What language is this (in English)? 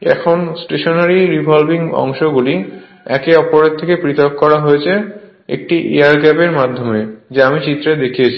Bangla